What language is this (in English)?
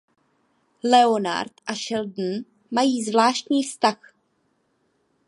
Czech